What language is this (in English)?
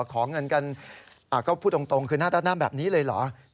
Thai